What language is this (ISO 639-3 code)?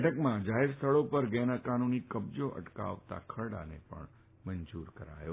guj